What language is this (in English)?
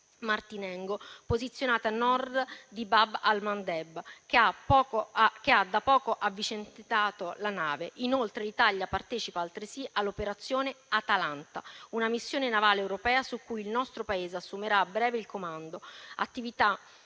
Italian